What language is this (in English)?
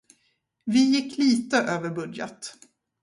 Swedish